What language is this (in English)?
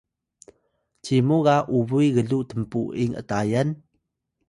Atayal